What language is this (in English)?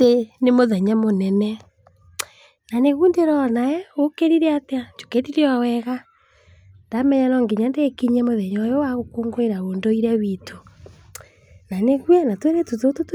Kikuyu